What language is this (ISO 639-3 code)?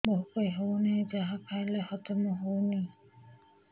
ori